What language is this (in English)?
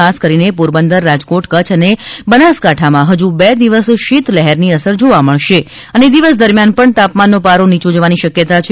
Gujarati